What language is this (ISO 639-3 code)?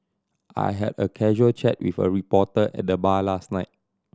eng